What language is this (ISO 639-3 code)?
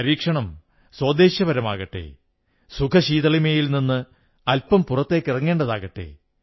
mal